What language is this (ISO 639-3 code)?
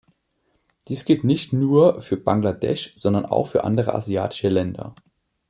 deu